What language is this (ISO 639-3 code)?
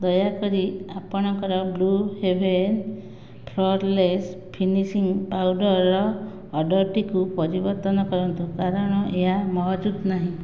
ori